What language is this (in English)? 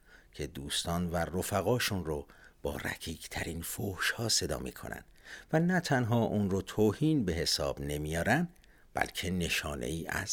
Persian